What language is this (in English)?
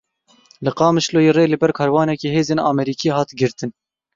Kurdish